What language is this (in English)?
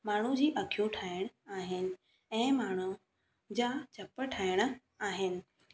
Sindhi